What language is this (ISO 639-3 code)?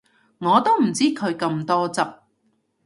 yue